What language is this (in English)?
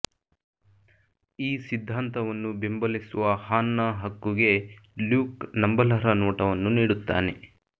Kannada